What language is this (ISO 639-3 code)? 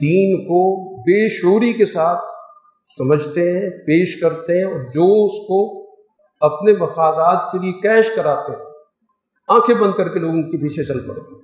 urd